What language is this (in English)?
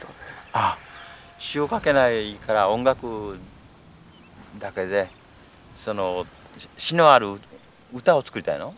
Japanese